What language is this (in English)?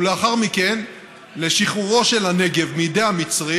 Hebrew